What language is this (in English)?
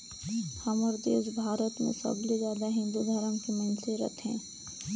Chhattisgarhi